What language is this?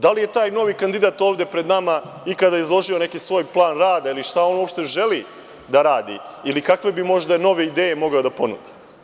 Serbian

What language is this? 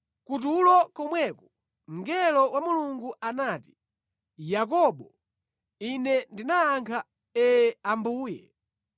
Nyanja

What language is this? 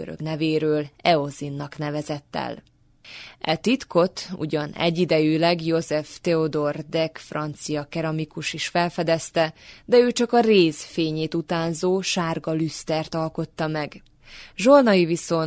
Hungarian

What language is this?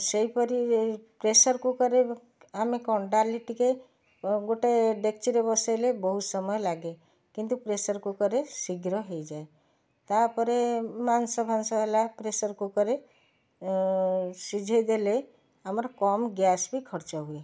Odia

